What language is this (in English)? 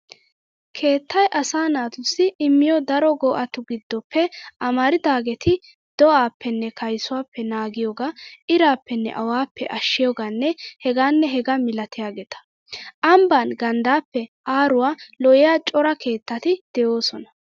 Wolaytta